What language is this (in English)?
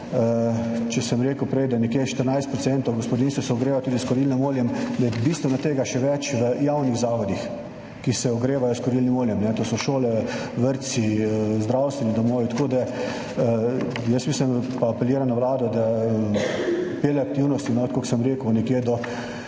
Slovenian